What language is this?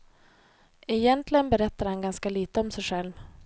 Swedish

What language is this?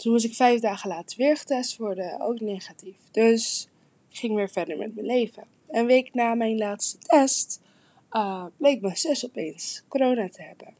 Dutch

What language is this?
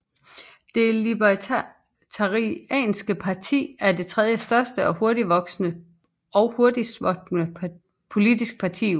Danish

